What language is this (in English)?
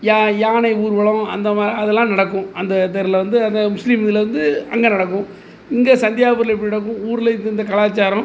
Tamil